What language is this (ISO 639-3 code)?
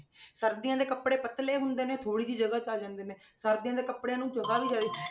pan